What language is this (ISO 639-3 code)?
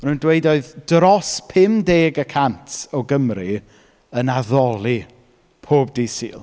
cym